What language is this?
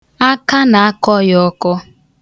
Igbo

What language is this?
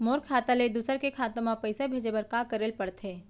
Chhattisgarhi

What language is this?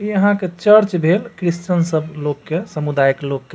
Maithili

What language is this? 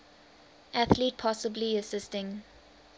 English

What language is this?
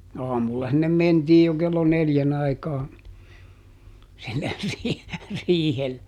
Finnish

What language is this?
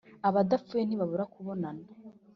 Kinyarwanda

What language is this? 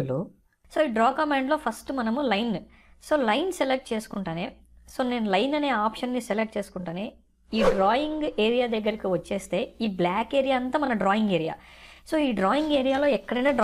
English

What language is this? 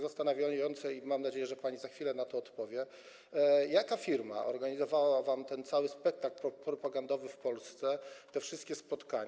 Polish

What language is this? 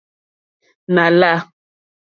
Mokpwe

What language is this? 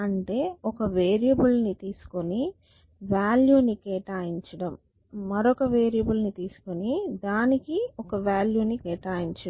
Telugu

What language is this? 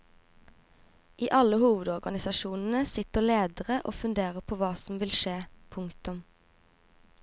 Norwegian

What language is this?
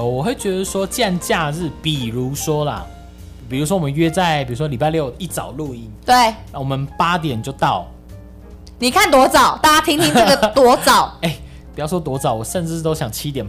Chinese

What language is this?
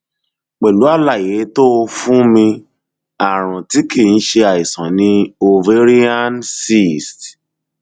Yoruba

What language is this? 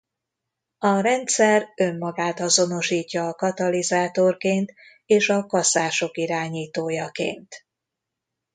Hungarian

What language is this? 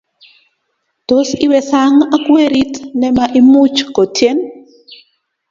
Kalenjin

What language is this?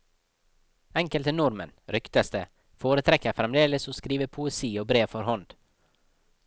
Norwegian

